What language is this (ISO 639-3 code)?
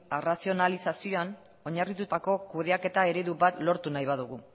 eus